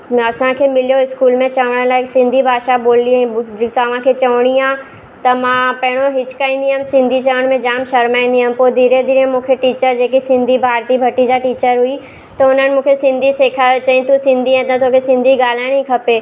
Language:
Sindhi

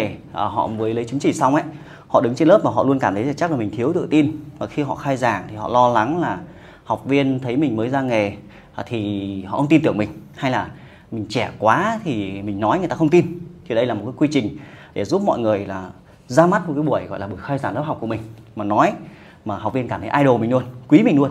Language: Vietnamese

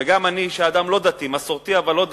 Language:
Hebrew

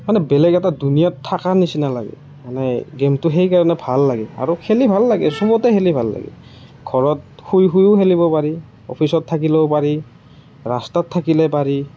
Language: Assamese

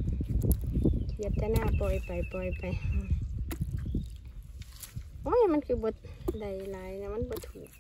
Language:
Thai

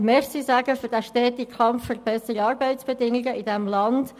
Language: Swiss German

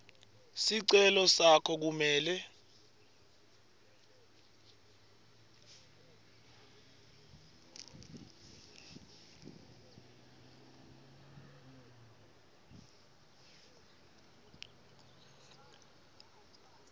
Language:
Swati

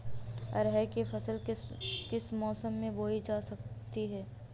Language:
Hindi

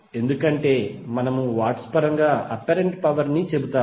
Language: Telugu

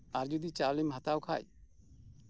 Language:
Santali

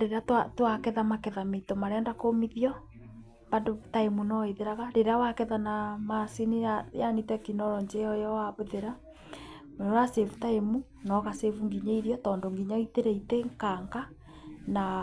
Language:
Kikuyu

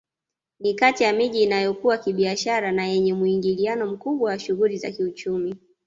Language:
Swahili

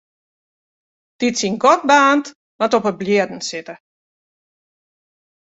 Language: Western Frisian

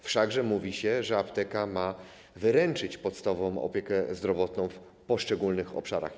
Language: Polish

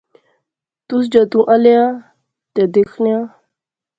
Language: Pahari-Potwari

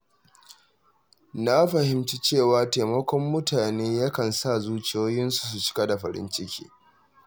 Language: Hausa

